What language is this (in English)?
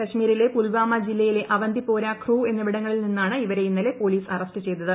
Malayalam